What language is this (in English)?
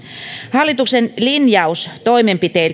Finnish